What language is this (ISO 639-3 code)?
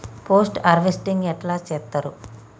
tel